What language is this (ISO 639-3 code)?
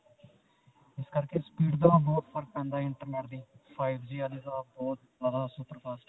pan